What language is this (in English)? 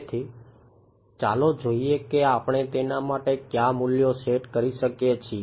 Gujarati